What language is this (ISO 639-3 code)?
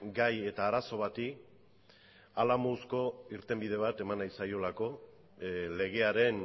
eus